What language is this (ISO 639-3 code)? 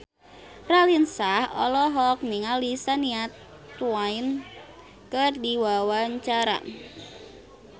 sun